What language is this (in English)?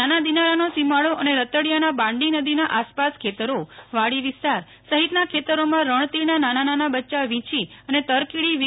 Gujarati